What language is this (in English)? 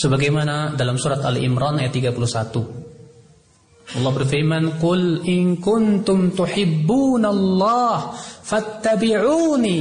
Indonesian